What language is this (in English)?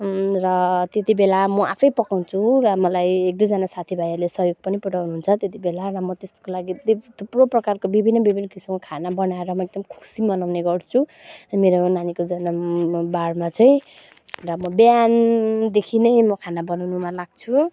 Nepali